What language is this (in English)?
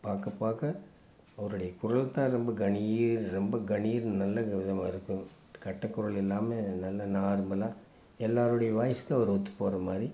Tamil